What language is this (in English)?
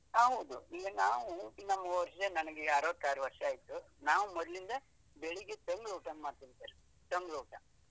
Kannada